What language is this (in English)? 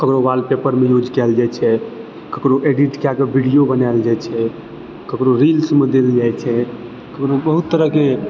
Maithili